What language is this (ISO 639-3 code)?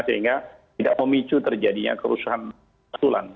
ind